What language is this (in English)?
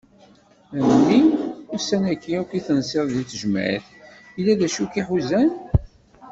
Kabyle